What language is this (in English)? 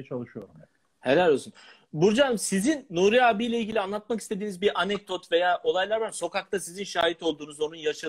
Turkish